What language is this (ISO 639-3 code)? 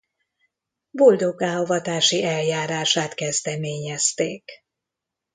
hun